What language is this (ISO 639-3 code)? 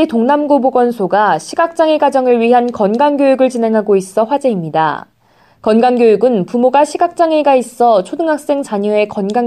kor